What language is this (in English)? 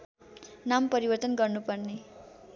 Nepali